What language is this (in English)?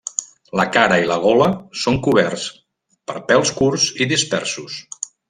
Catalan